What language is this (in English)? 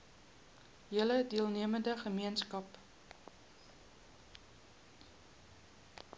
Afrikaans